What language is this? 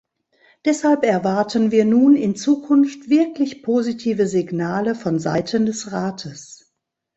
German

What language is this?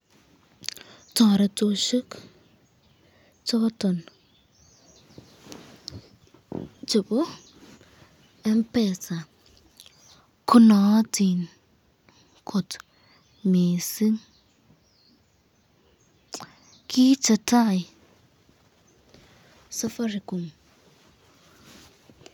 Kalenjin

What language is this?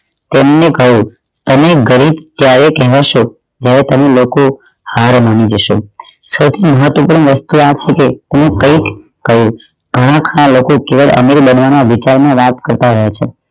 Gujarati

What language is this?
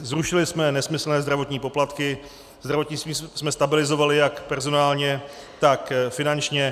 Czech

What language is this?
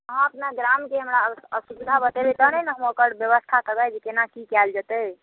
Maithili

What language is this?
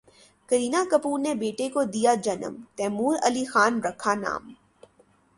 Urdu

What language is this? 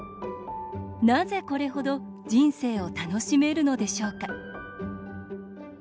Japanese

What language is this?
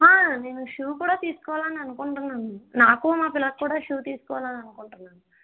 Telugu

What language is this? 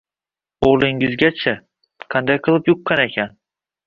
Uzbek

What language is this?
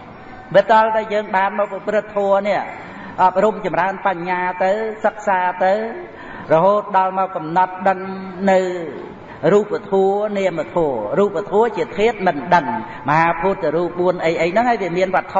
Vietnamese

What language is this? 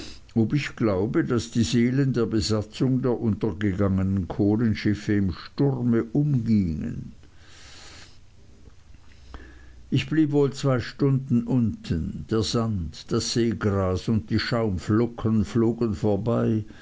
German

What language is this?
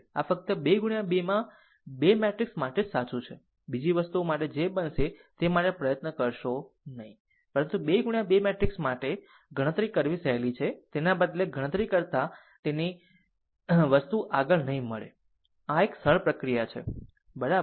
Gujarati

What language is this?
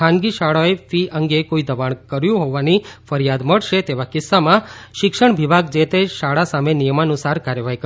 Gujarati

